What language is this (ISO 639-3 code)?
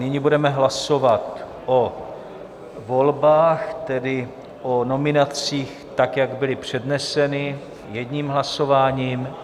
ces